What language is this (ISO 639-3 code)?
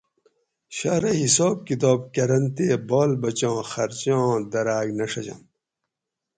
gwc